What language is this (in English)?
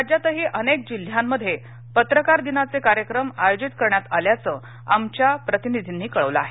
Marathi